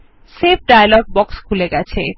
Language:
Bangla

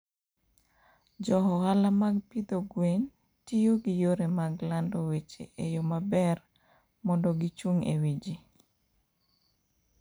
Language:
Luo (Kenya and Tanzania)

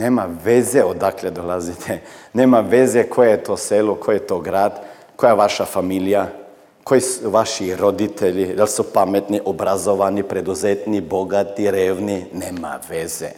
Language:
Croatian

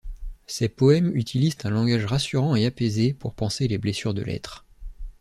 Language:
French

